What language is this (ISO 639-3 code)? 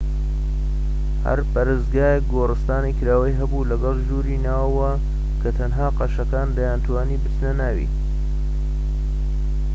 ckb